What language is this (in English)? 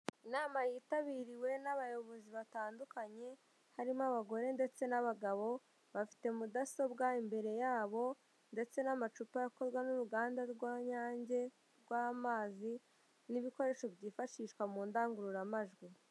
Kinyarwanda